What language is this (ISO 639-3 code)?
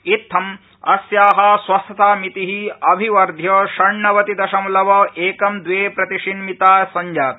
san